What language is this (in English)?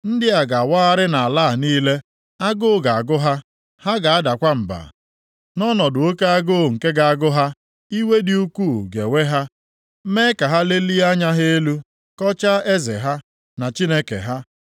Igbo